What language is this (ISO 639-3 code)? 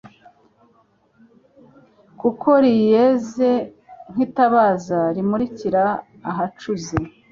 kin